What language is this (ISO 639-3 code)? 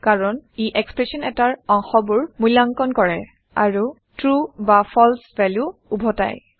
asm